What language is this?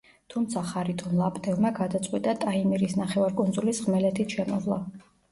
Georgian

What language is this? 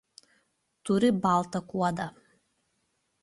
Lithuanian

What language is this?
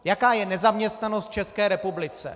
Czech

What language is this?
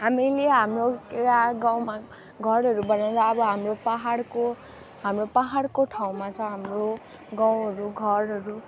Nepali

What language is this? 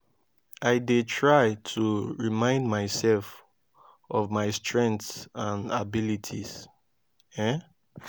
Nigerian Pidgin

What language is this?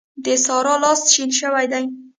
Pashto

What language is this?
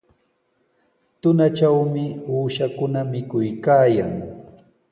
Sihuas Ancash Quechua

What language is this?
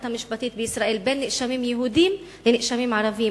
Hebrew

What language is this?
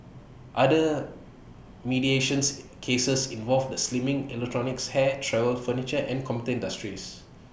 English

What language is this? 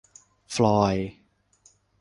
Thai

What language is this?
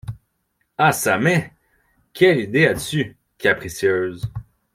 French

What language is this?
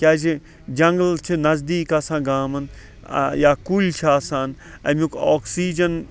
Kashmiri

